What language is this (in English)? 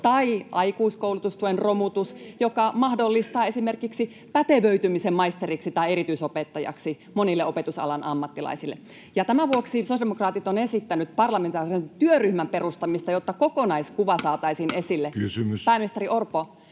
Finnish